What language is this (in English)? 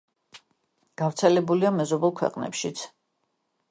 Georgian